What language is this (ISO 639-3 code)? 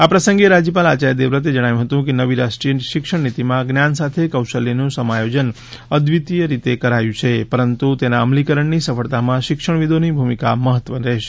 guj